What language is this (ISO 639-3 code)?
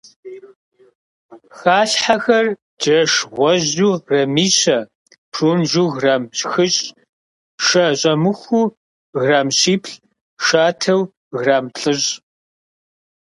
kbd